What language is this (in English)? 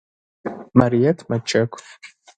Adyghe